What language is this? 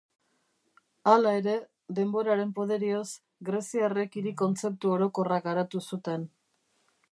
Basque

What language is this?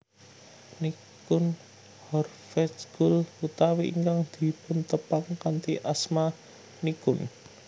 Javanese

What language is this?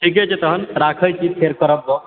Maithili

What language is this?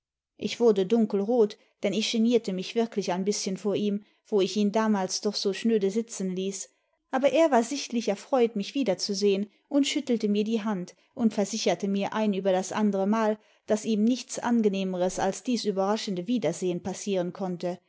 German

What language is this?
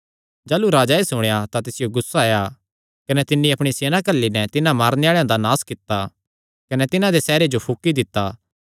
Kangri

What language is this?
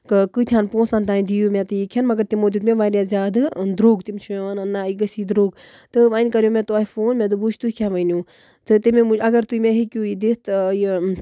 Kashmiri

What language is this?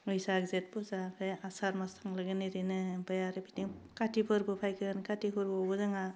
Bodo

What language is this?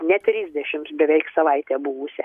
Lithuanian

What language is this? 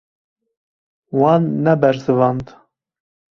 Kurdish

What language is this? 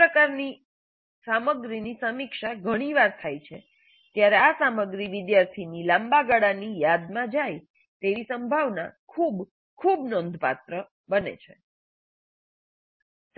Gujarati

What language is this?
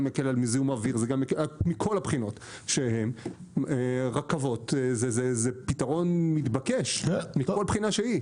Hebrew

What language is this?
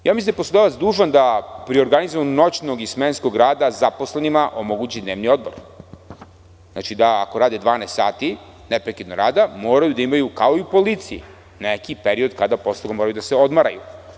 Serbian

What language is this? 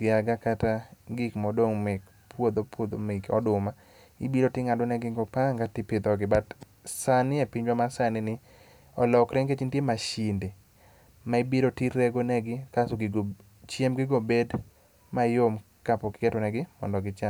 Luo (Kenya and Tanzania)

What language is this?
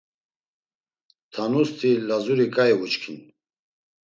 Laz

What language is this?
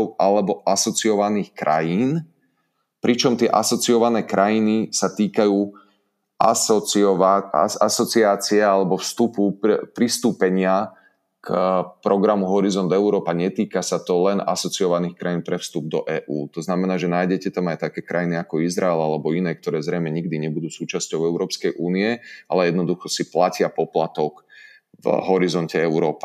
Slovak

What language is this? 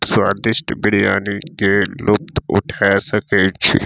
Maithili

